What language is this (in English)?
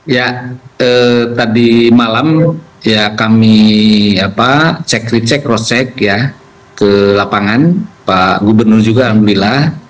Indonesian